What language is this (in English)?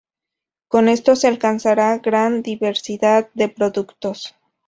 Spanish